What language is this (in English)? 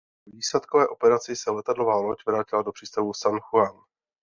Czech